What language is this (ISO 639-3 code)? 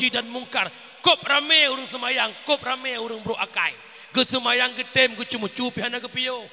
msa